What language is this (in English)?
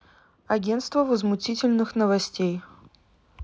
Russian